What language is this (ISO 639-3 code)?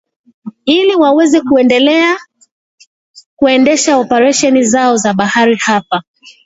swa